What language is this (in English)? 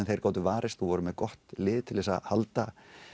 Icelandic